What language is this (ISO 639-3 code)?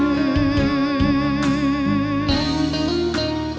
tha